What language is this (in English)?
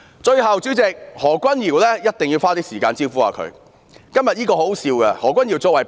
Cantonese